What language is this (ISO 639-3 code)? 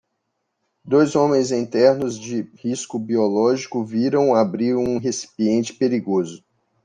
por